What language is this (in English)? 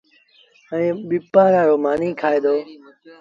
Sindhi Bhil